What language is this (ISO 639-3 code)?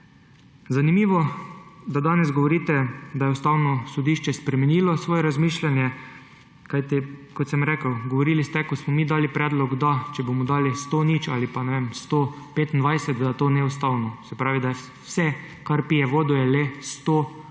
slv